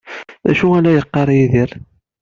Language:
Kabyle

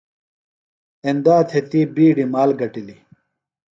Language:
Phalura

